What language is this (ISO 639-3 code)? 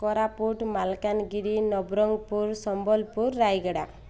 ori